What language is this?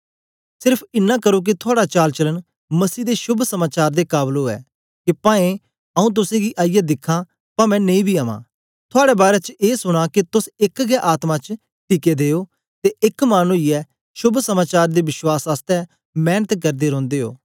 Dogri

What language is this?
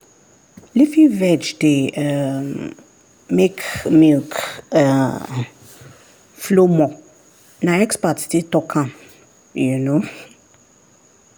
Nigerian Pidgin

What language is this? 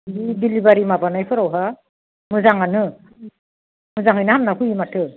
Bodo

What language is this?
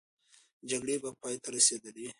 Pashto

